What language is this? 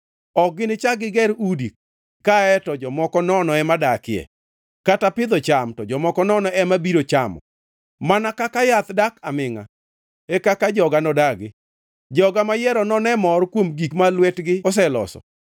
Luo (Kenya and Tanzania)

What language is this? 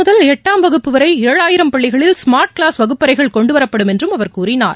Tamil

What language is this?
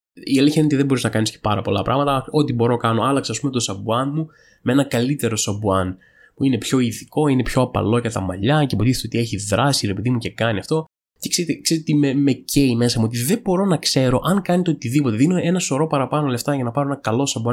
Greek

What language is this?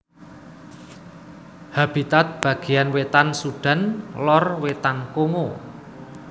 Javanese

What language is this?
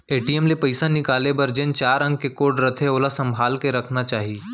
Chhattisgarhi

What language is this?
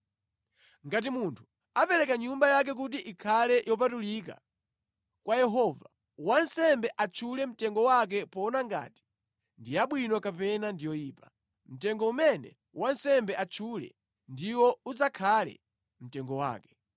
Nyanja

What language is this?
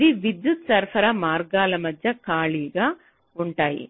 Telugu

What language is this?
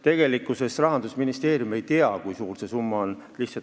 Estonian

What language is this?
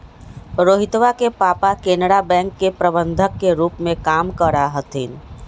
Magahi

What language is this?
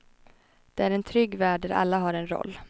Swedish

